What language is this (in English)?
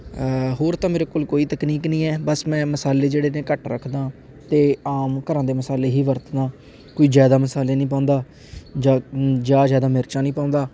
Punjabi